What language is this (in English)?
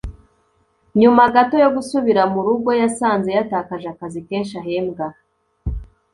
Kinyarwanda